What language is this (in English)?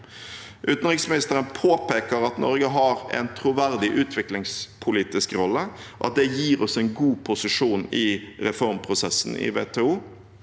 Norwegian